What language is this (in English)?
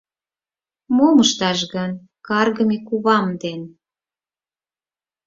Mari